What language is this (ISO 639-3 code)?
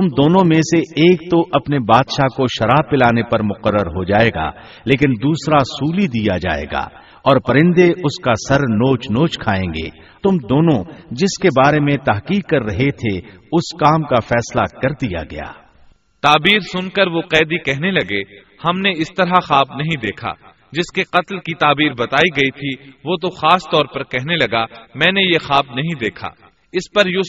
urd